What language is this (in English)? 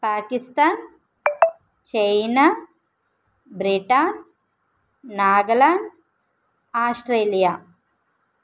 Telugu